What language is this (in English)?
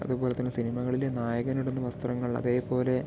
Malayalam